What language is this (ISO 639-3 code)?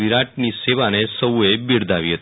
guj